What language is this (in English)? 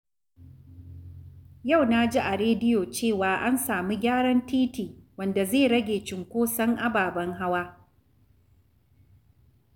Hausa